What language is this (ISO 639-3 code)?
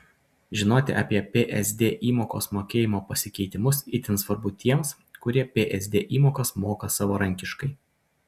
lit